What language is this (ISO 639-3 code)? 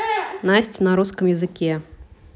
rus